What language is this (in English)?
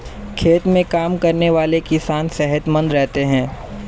Hindi